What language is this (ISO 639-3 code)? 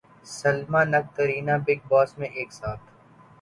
urd